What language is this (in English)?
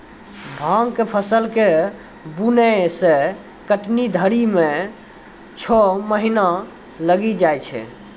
Maithili